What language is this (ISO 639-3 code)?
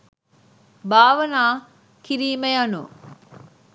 sin